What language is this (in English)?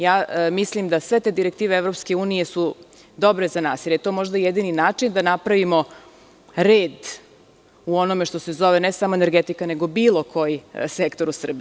Serbian